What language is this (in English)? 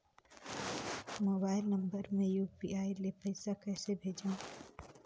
Chhattisgarhi